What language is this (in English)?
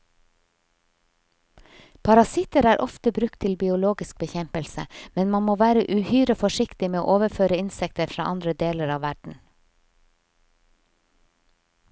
Norwegian